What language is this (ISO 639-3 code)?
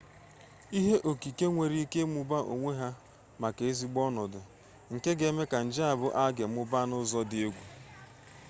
ibo